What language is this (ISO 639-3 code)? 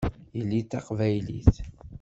kab